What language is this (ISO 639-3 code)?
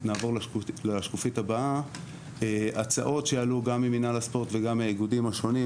heb